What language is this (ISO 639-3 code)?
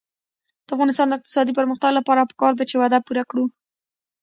pus